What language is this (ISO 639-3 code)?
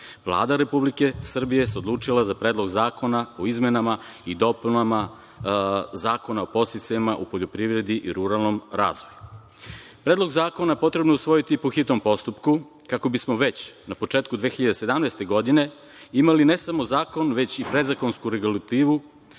srp